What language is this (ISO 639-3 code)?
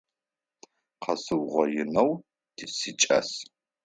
ady